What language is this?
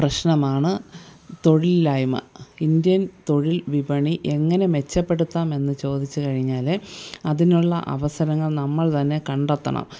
Malayalam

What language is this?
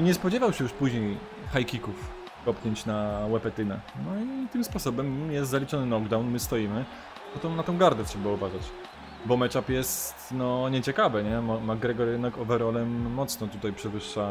Polish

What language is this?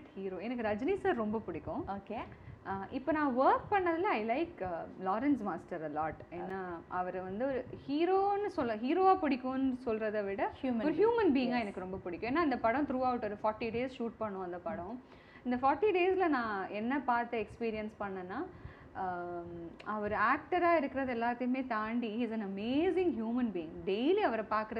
Tamil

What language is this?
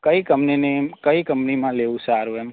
Gujarati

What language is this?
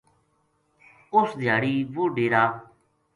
Gujari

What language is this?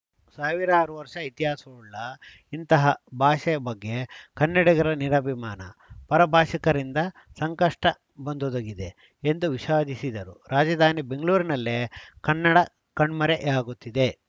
Kannada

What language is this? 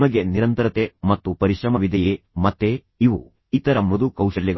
Kannada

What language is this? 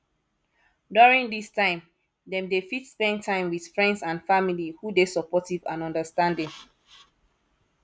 Nigerian Pidgin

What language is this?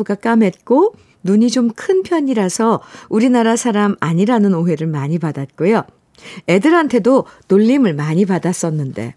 Korean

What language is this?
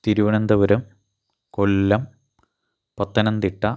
Malayalam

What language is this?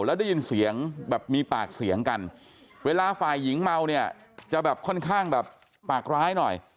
Thai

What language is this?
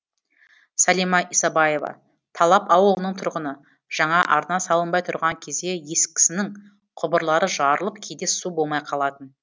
Kazakh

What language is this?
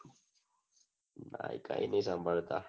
Gujarati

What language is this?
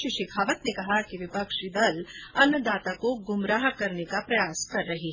Hindi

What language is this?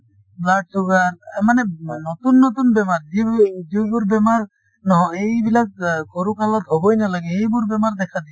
Assamese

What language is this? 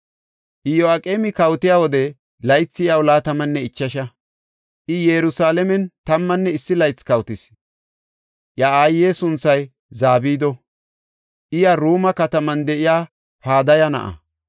Gofa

